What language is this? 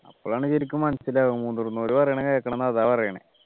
Malayalam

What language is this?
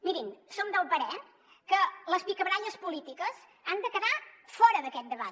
Catalan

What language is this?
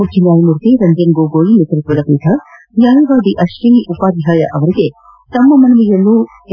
Kannada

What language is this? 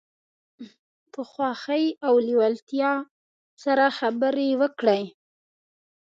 Pashto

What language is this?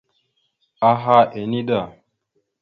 Mada (Cameroon)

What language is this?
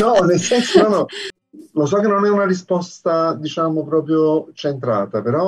Italian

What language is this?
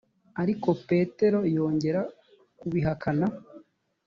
Kinyarwanda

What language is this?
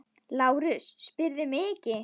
Icelandic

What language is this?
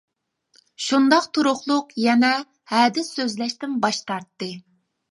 Uyghur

